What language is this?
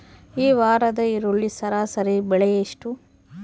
Kannada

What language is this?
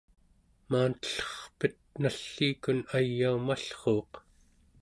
Central Yupik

